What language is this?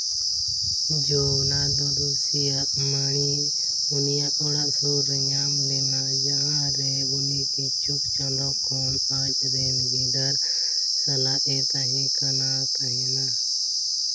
Santali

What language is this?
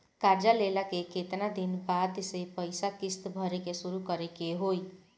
Bhojpuri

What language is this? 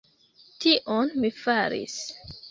Esperanto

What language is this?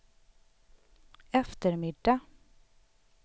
Swedish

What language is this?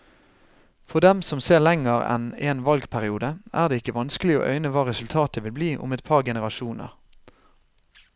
Norwegian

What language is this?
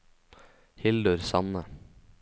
Norwegian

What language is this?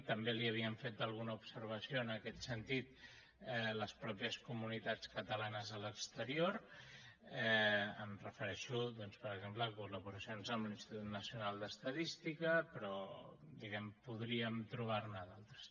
Catalan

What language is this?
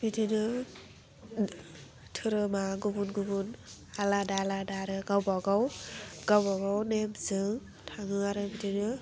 Bodo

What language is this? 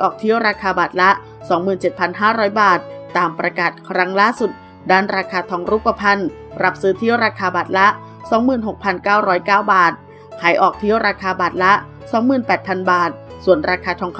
Thai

